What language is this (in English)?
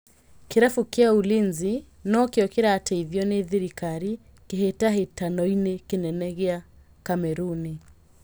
Kikuyu